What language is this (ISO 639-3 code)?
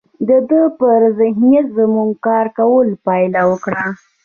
pus